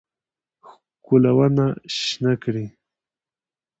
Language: Pashto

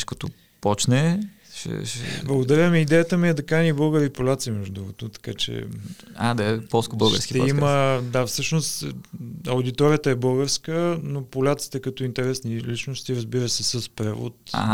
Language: Bulgarian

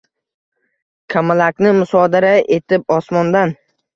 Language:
Uzbek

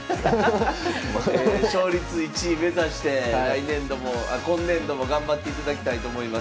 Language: Japanese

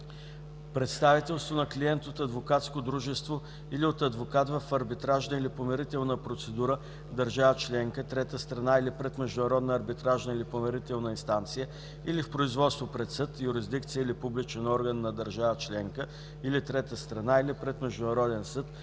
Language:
Bulgarian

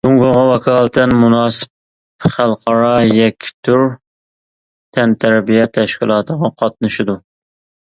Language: Uyghur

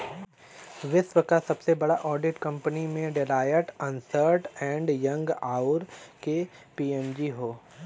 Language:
Bhojpuri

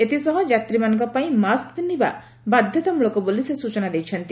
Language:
Odia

